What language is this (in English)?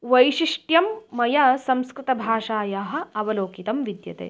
Sanskrit